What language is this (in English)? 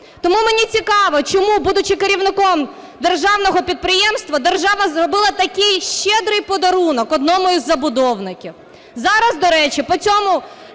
Ukrainian